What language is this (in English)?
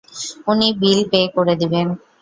Bangla